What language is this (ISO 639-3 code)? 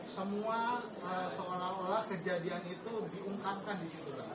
ind